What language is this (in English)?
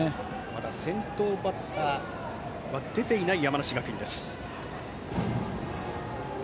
Japanese